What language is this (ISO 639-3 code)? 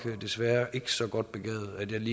dan